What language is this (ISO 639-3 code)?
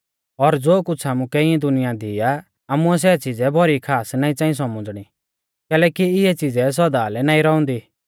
bfz